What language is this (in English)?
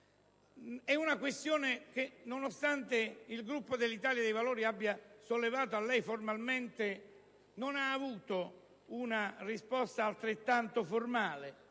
Italian